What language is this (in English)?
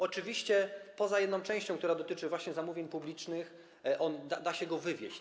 Polish